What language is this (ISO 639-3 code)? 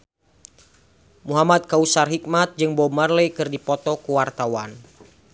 sun